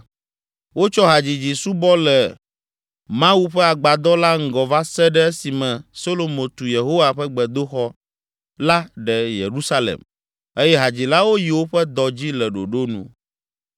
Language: Ewe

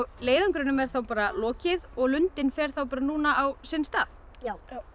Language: Icelandic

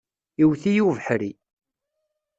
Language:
Kabyle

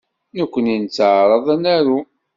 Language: Kabyle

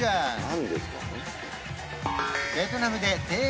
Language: Japanese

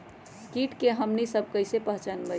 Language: Magahi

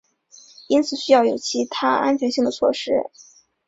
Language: Chinese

